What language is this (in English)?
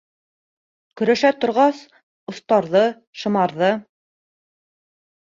Bashkir